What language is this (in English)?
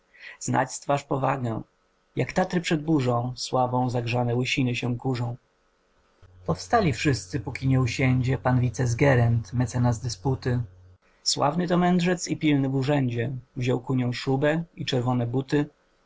Polish